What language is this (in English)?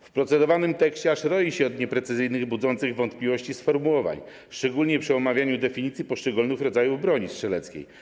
Polish